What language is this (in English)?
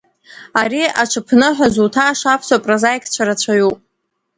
Abkhazian